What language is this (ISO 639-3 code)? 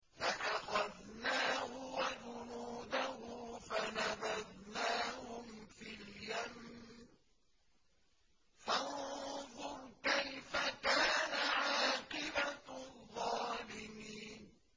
ara